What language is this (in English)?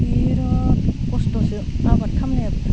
Bodo